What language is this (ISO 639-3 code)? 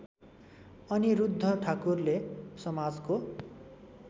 nep